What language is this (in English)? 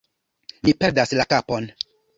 Esperanto